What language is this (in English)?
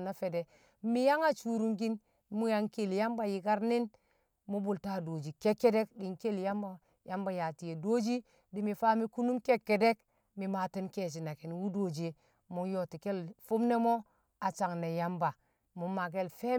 Kamo